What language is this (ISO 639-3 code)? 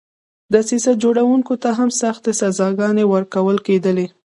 pus